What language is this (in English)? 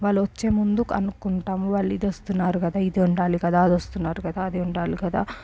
Telugu